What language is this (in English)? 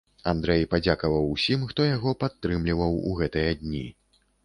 Belarusian